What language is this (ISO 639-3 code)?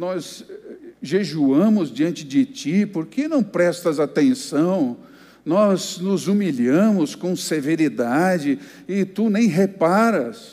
por